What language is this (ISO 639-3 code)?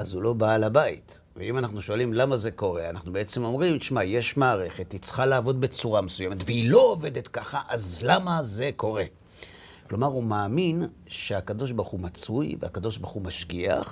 heb